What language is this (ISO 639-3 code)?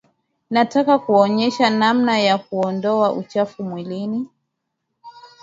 swa